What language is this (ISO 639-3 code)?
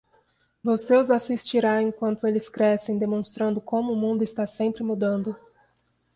por